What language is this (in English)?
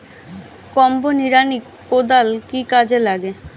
Bangla